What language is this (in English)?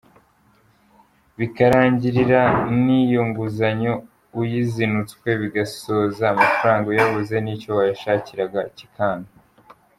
Kinyarwanda